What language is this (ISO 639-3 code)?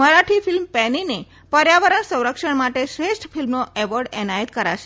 guj